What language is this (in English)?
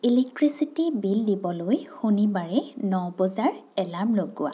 Assamese